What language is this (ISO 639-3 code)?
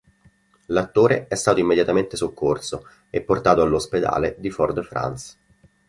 ita